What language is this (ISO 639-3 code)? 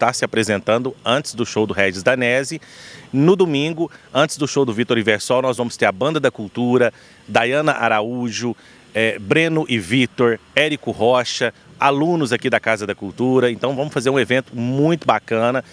por